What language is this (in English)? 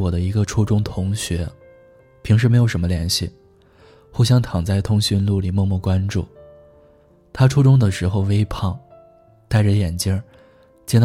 Chinese